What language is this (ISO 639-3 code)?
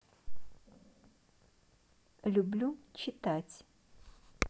rus